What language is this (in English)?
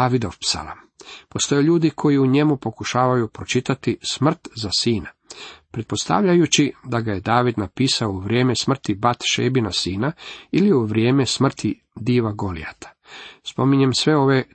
Croatian